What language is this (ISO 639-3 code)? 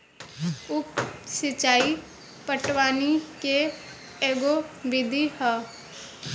bho